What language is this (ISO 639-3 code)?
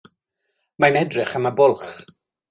cym